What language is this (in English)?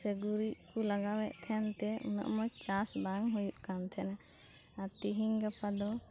Santali